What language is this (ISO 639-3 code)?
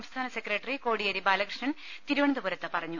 mal